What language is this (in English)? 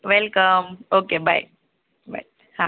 Gujarati